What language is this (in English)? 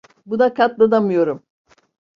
Turkish